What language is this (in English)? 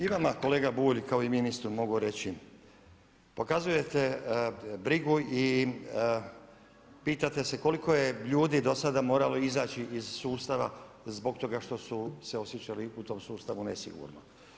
Croatian